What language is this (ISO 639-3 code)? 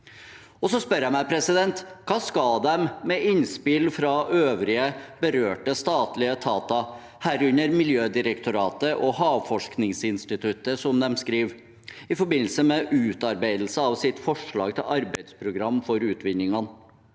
nor